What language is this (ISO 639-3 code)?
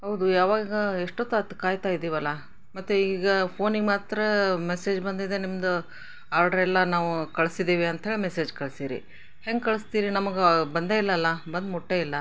kan